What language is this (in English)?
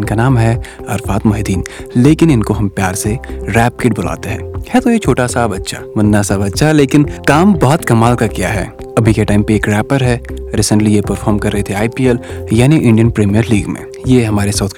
Urdu